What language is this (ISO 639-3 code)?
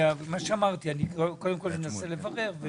heb